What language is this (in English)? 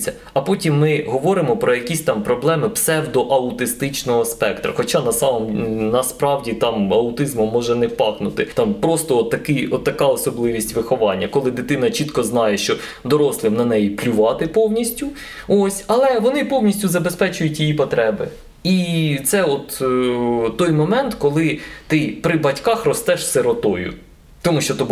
Ukrainian